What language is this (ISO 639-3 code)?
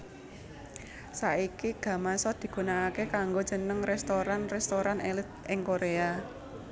jav